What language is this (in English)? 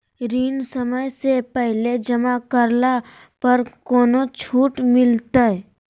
Magahi